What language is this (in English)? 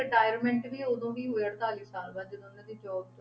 Punjabi